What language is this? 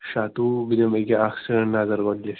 Kashmiri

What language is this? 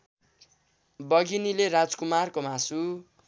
Nepali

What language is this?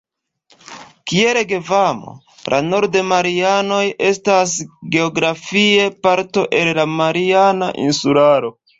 Esperanto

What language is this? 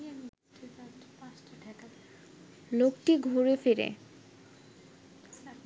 Bangla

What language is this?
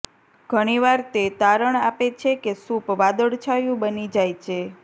Gujarati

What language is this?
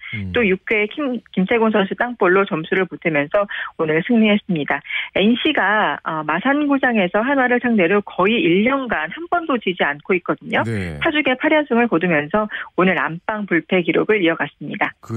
Korean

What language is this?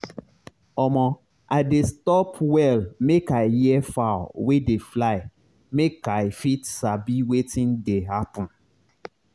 Nigerian Pidgin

